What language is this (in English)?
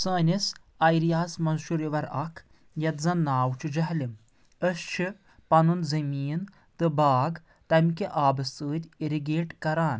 Kashmiri